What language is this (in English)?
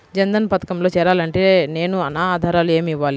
Telugu